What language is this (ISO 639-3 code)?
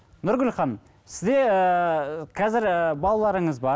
kaz